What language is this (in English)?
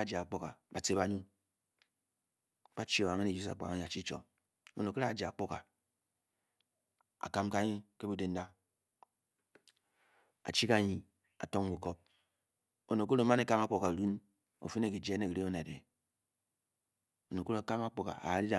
Bokyi